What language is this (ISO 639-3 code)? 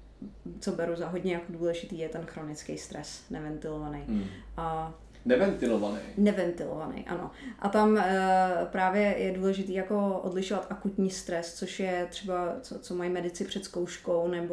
ces